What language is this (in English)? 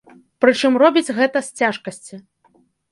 Belarusian